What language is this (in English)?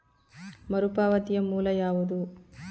Kannada